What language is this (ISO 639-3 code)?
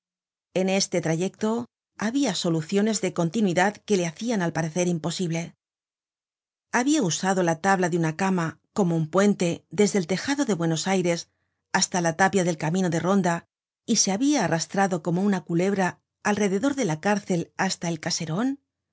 spa